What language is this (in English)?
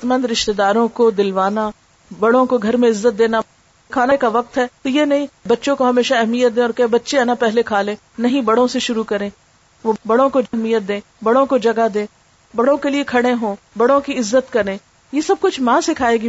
Urdu